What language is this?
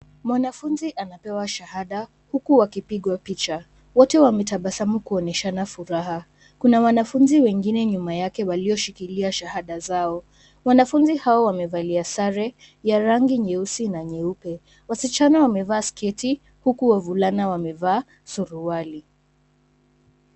Swahili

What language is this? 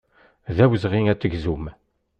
Kabyle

